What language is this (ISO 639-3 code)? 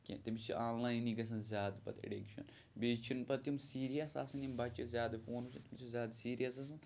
kas